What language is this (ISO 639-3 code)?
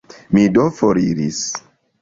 epo